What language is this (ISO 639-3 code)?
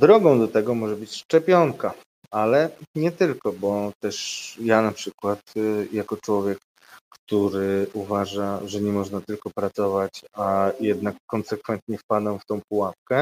pol